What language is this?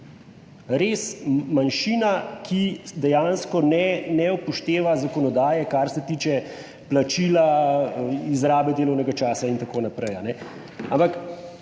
Slovenian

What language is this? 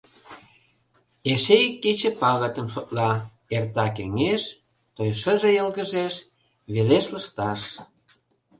Mari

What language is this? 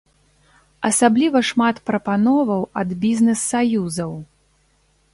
Belarusian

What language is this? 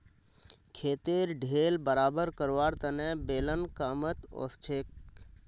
Magahi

